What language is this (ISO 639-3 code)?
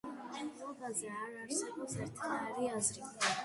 kat